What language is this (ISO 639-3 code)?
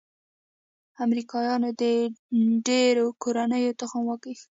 pus